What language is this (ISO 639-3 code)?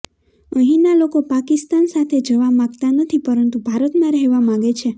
guj